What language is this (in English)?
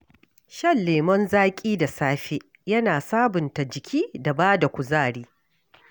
Hausa